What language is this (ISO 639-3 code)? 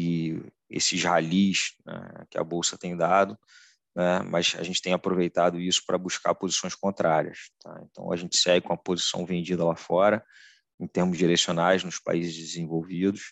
por